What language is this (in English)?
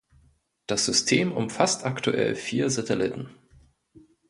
German